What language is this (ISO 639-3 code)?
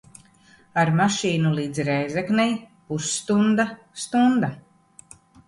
lav